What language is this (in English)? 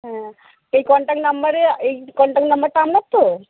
Bangla